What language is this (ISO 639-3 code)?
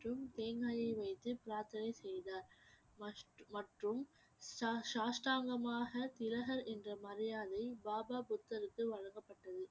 tam